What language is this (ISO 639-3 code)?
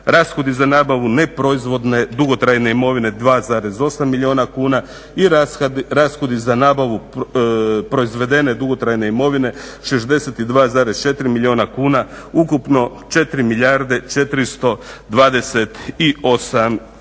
hrv